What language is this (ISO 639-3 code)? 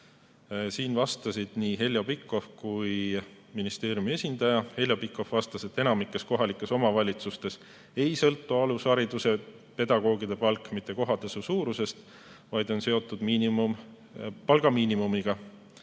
est